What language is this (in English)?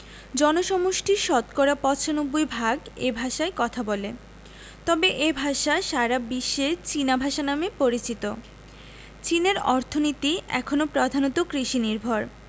Bangla